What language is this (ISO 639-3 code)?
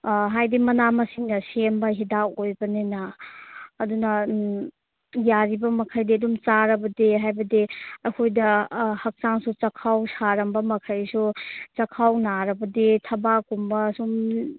mni